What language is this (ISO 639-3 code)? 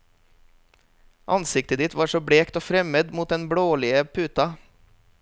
nor